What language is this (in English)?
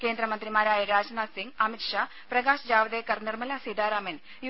Malayalam